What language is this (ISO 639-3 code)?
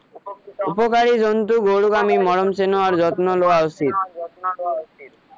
asm